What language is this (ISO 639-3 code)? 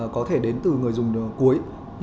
vie